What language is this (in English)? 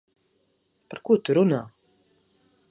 Latvian